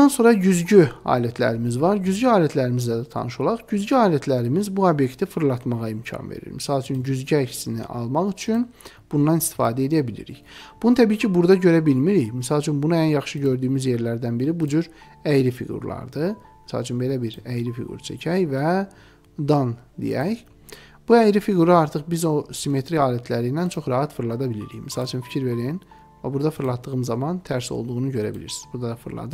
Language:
Turkish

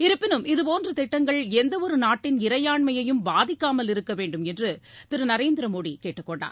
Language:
Tamil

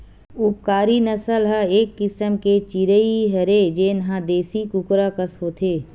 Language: Chhattisgarhi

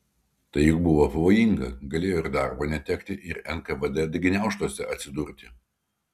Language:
Lithuanian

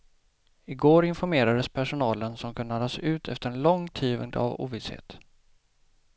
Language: Swedish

